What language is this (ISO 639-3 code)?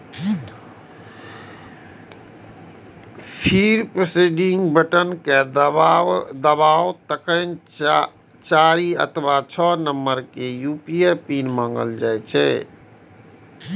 mai